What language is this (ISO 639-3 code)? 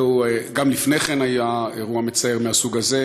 heb